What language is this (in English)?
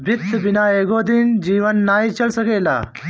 Bhojpuri